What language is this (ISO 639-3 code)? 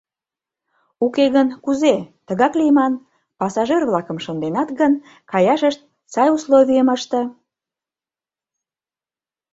chm